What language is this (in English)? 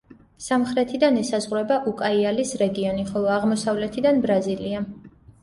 Georgian